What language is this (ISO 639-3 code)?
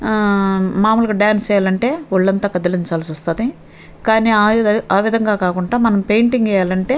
tel